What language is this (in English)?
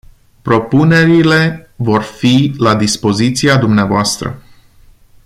Romanian